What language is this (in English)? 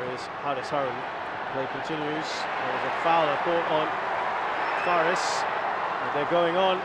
English